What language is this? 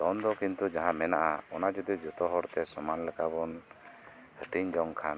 Santali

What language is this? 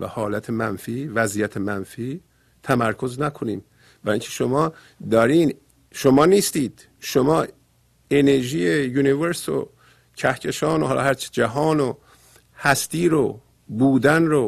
Persian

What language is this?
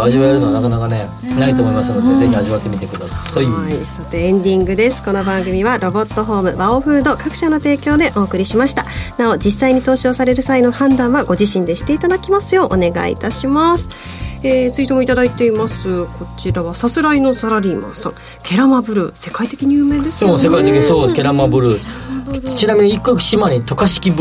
Japanese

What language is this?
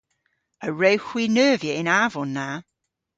Cornish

